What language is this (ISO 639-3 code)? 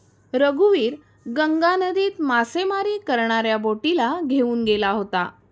mar